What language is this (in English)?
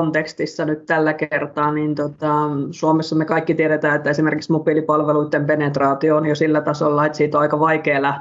Finnish